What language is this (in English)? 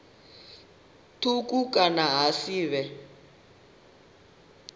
Venda